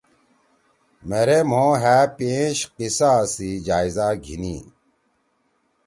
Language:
Torwali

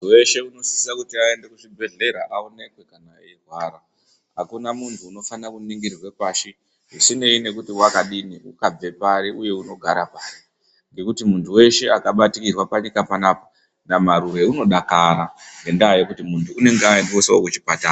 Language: Ndau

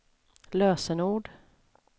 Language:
Swedish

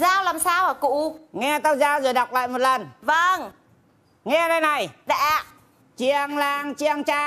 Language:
Vietnamese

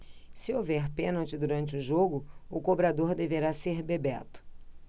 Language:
Portuguese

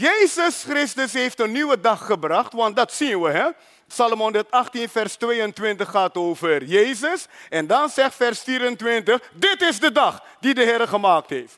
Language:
Dutch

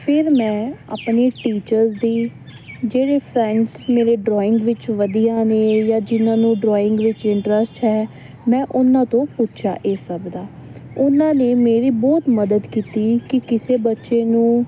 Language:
Punjabi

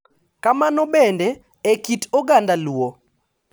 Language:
Luo (Kenya and Tanzania)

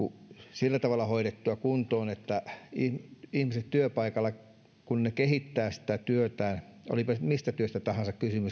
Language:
Finnish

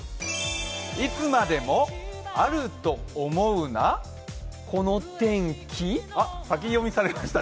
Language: Japanese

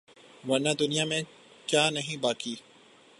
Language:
Urdu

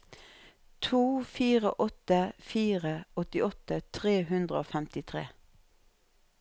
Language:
Norwegian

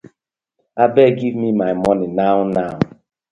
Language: Nigerian Pidgin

